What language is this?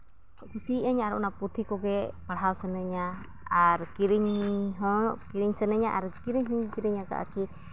Santali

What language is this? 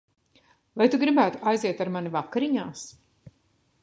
Latvian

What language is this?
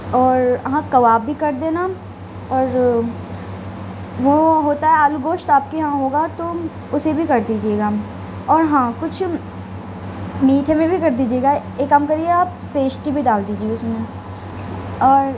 Urdu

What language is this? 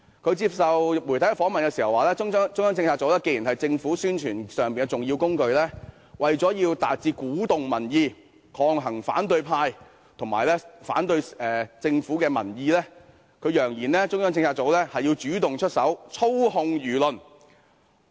Cantonese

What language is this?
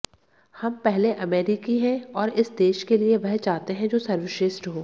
Hindi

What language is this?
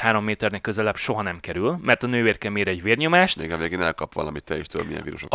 Hungarian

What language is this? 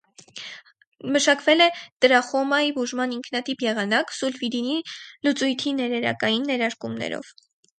Armenian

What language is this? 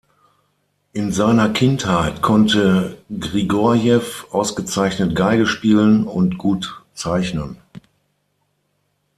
German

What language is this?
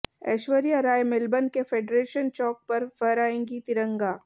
Hindi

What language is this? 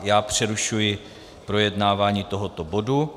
Czech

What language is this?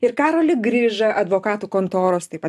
Lithuanian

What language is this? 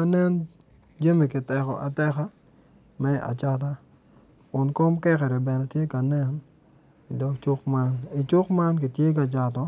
Acoli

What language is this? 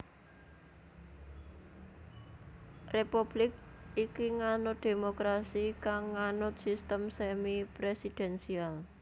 Javanese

